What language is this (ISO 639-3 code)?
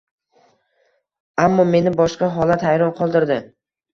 uzb